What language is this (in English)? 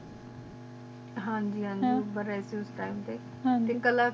Punjabi